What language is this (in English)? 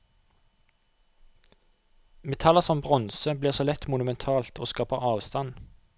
Norwegian